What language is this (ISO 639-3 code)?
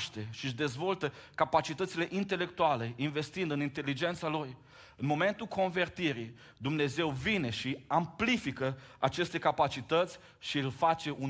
ron